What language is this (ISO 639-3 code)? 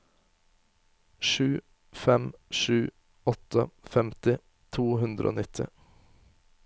nor